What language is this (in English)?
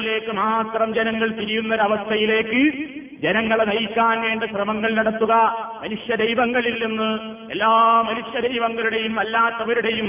Malayalam